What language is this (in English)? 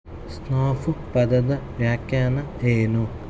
Kannada